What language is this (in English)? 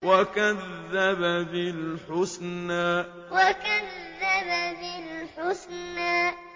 Arabic